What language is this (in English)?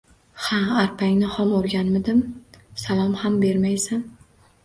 Uzbek